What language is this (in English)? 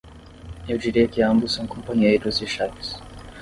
Portuguese